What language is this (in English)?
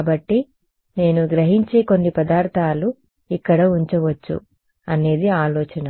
Telugu